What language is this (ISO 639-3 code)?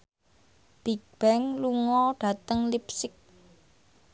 jav